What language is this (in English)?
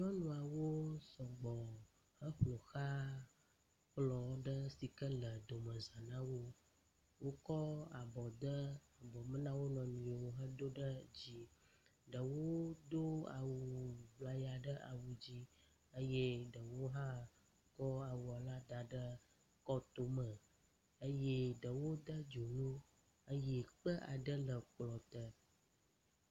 Ewe